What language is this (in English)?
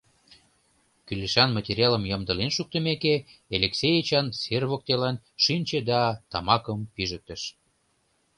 Mari